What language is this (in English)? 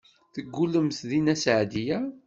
Kabyle